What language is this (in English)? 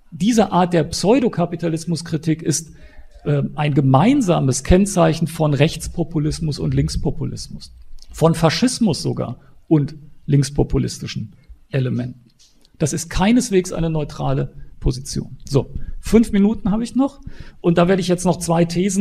German